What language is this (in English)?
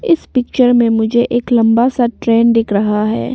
Hindi